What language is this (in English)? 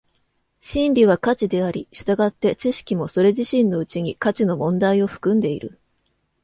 Japanese